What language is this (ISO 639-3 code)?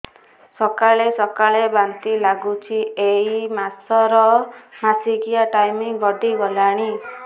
ori